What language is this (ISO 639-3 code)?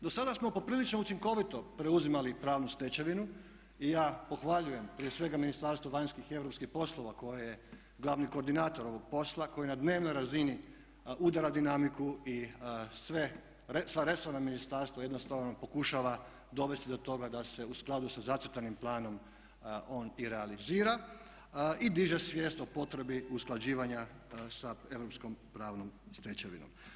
hrv